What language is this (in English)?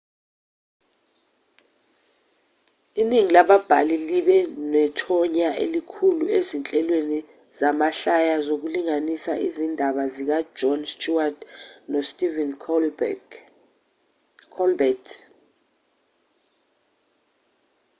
Zulu